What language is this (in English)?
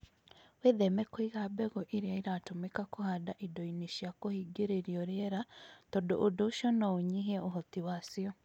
Kikuyu